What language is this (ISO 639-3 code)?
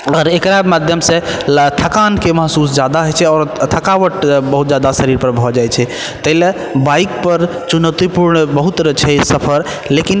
mai